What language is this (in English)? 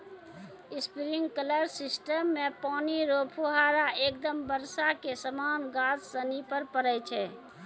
Maithili